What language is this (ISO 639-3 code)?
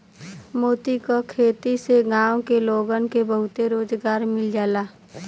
bho